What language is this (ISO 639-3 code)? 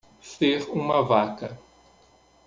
por